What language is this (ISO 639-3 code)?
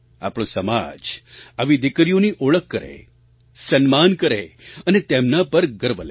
guj